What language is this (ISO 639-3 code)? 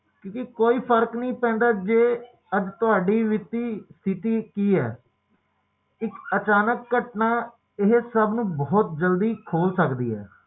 pan